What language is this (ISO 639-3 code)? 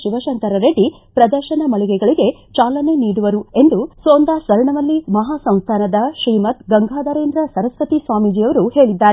kan